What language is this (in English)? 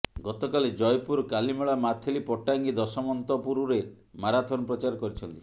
Odia